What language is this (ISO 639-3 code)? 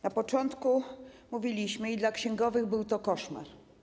pol